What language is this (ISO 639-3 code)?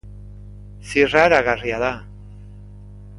eus